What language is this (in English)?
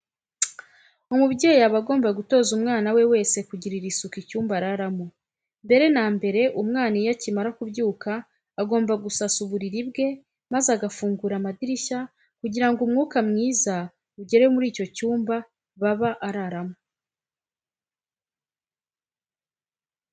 Kinyarwanda